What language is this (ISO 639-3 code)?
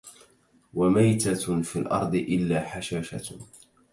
ara